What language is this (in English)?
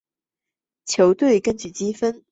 Chinese